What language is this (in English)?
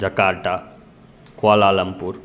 Sanskrit